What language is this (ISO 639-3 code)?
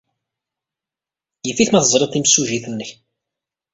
kab